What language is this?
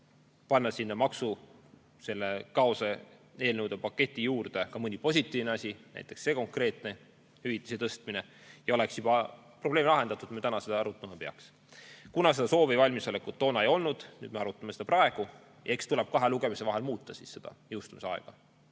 Estonian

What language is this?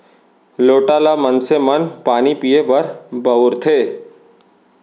Chhattisgarhi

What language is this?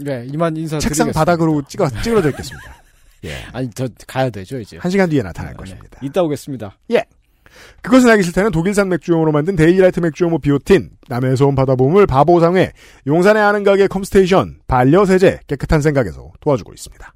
Korean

